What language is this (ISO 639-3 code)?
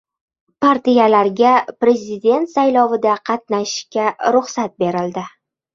uzb